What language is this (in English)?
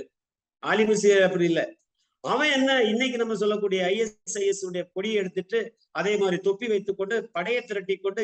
Tamil